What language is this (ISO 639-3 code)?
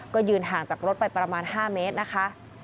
tha